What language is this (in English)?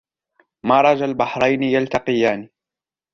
Arabic